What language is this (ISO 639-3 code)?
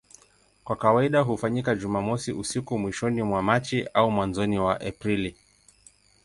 swa